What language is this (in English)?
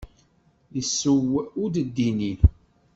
Kabyle